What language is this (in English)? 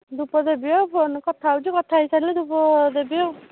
Odia